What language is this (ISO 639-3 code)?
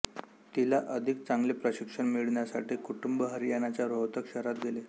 mar